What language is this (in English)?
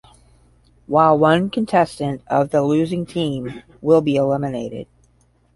English